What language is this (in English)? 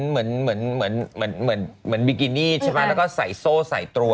Thai